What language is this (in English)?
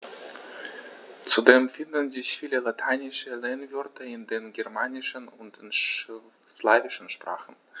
German